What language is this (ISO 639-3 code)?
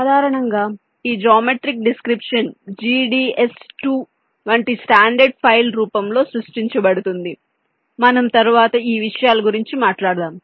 tel